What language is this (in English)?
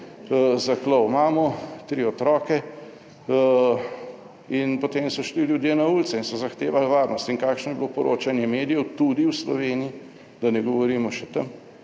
Slovenian